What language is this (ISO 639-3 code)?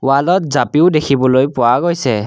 asm